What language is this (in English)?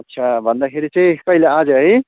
Nepali